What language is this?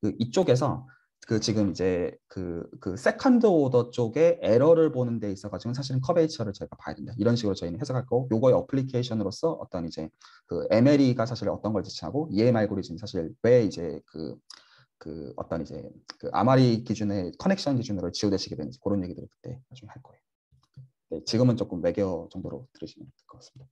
Korean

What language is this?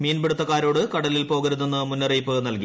Malayalam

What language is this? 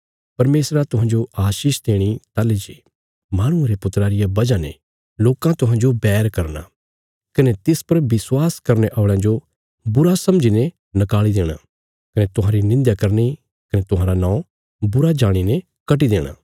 Bilaspuri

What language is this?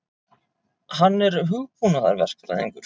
Icelandic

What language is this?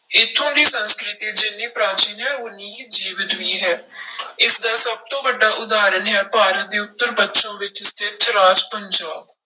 Punjabi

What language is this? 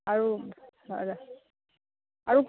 Assamese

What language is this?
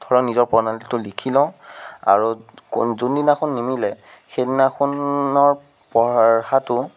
Assamese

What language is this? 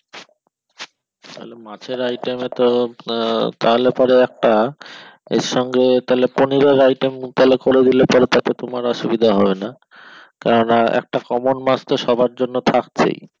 Bangla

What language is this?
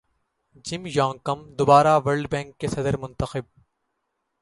Urdu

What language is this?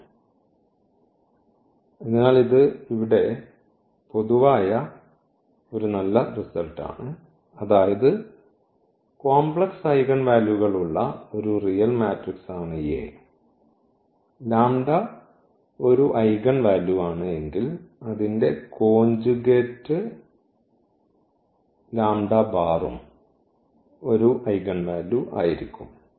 Malayalam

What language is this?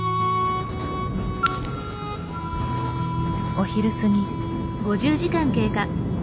Japanese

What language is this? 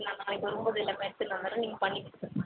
Tamil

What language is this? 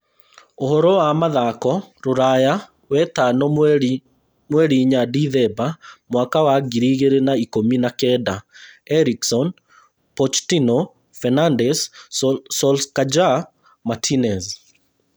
Kikuyu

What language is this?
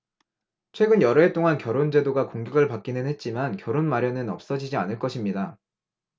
Korean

